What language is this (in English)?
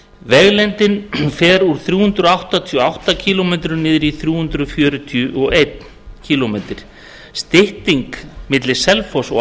Icelandic